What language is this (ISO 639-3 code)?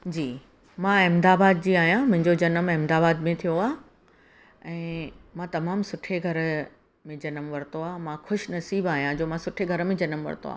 snd